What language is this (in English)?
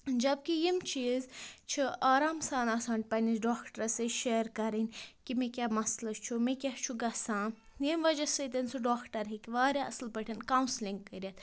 Kashmiri